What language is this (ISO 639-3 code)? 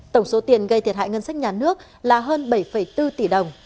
vie